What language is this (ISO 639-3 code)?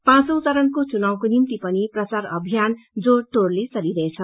nep